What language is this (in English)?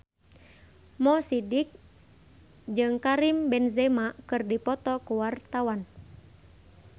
Sundanese